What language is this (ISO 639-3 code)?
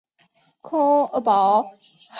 zho